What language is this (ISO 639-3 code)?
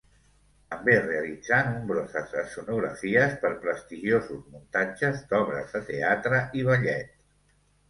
cat